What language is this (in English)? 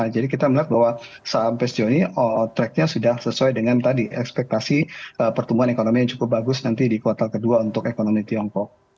Indonesian